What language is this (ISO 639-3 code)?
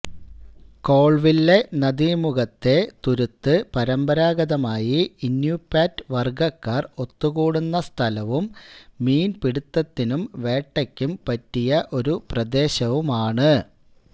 mal